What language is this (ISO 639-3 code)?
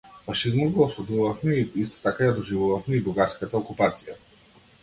mkd